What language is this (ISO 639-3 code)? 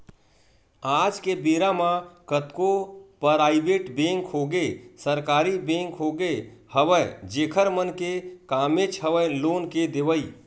hne